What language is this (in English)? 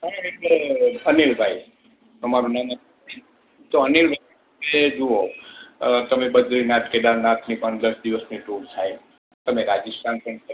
Gujarati